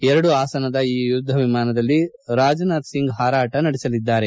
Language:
Kannada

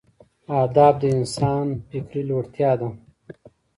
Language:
Pashto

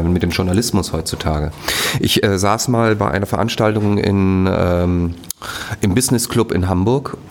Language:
German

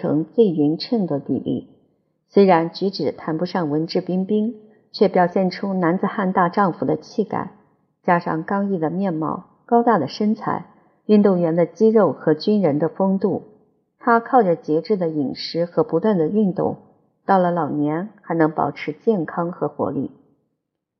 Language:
Chinese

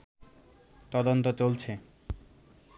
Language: Bangla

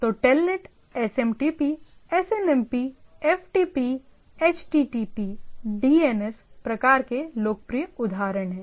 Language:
Hindi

